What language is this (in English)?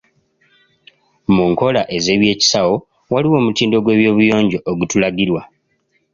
Ganda